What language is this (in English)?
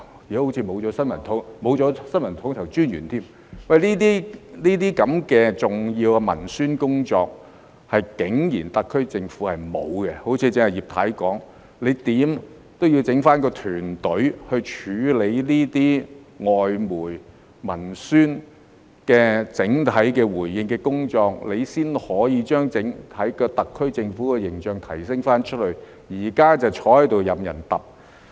Cantonese